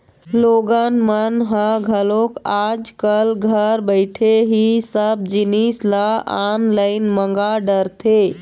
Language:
Chhattisgarhi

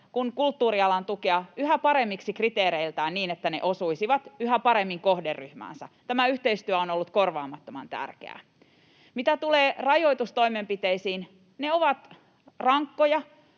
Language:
Finnish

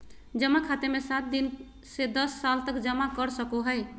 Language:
Magahi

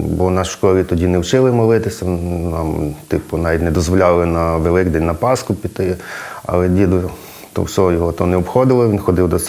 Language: Ukrainian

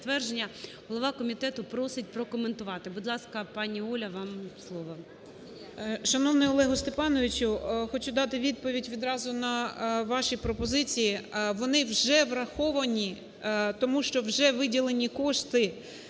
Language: Ukrainian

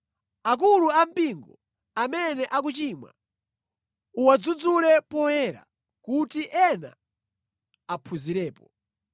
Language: Nyanja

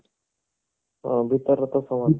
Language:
Odia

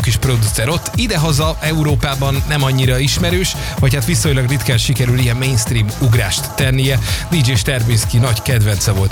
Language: Hungarian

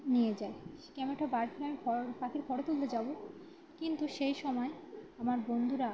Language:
Bangla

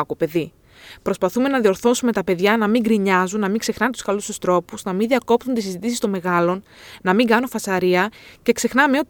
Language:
Greek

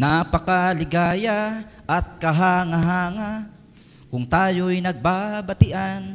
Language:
Filipino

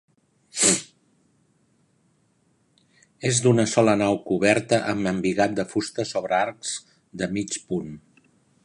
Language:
Catalan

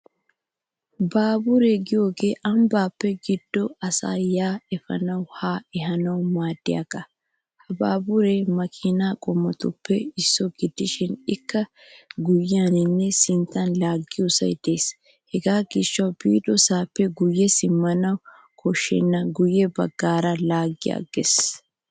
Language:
Wolaytta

